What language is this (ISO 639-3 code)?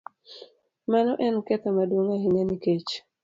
luo